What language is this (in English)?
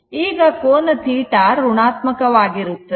Kannada